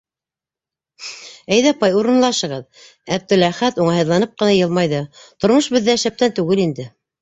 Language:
Bashkir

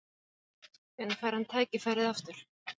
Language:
Icelandic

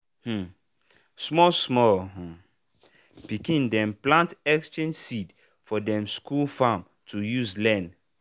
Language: Nigerian Pidgin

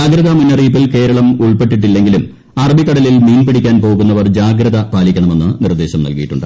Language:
Malayalam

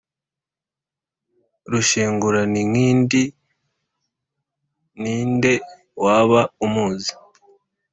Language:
Kinyarwanda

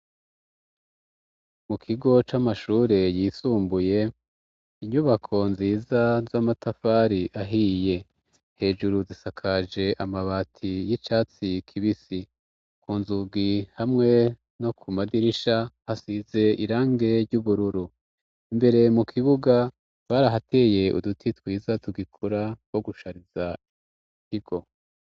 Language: Rundi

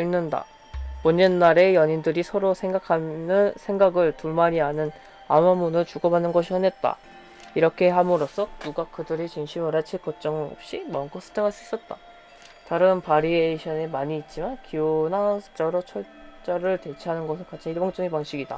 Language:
Korean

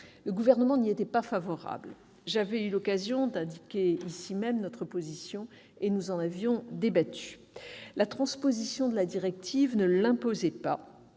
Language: French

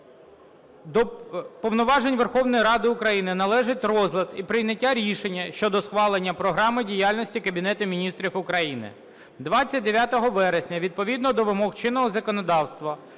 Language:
Ukrainian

